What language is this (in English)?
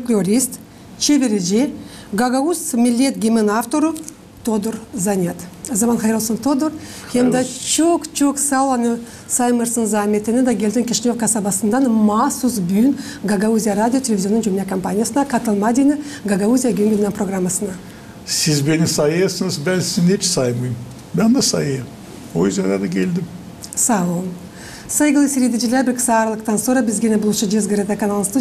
Turkish